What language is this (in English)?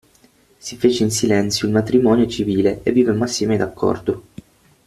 Italian